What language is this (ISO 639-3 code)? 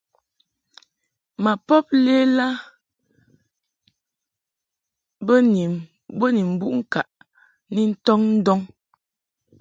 mhk